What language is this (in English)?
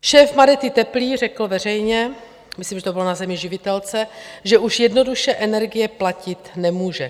Czech